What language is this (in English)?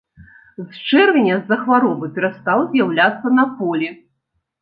Belarusian